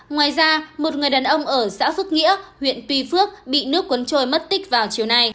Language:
Vietnamese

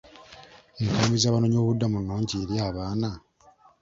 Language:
Ganda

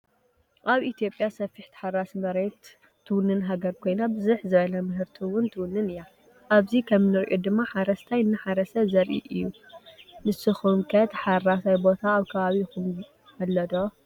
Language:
Tigrinya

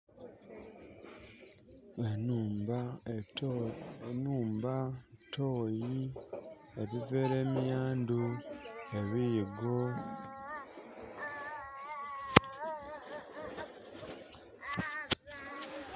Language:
Soga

